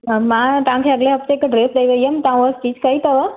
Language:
Sindhi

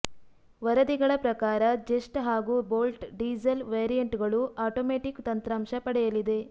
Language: Kannada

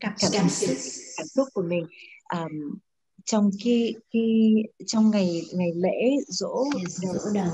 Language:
Vietnamese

